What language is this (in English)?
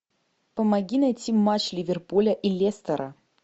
Russian